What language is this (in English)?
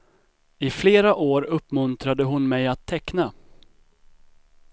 Swedish